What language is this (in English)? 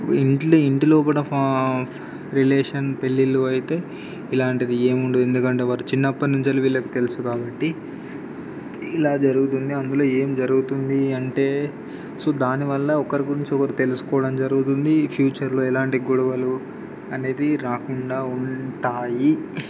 Telugu